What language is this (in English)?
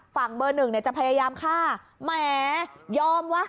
Thai